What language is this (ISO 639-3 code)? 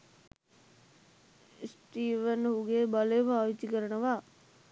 sin